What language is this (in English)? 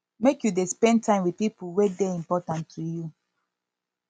Nigerian Pidgin